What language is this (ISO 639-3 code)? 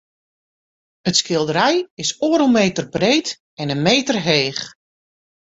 fry